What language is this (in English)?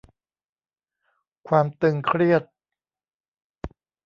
Thai